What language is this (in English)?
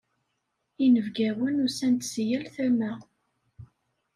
Kabyle